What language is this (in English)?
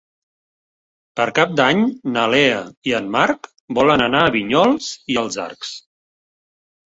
Catalan